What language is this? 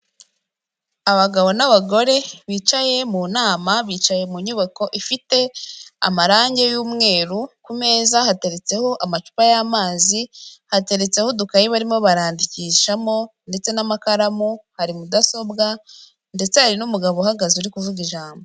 Kinyarwanda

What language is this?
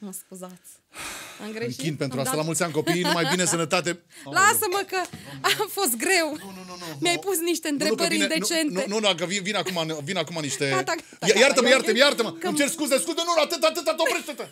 Romanian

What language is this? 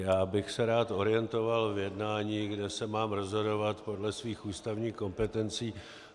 Czech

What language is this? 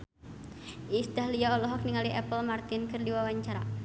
Sundanese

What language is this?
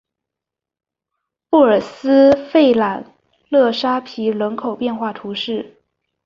Chinese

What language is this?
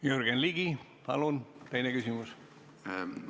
Estonian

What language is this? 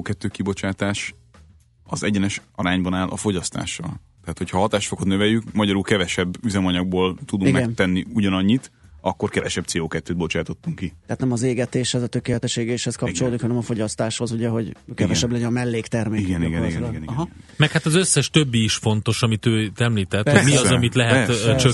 Hungarian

